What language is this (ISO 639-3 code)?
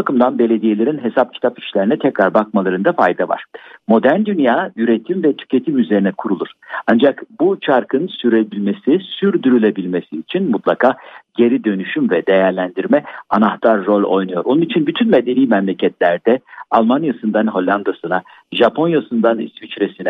tur